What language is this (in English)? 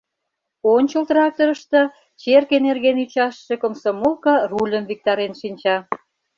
Mari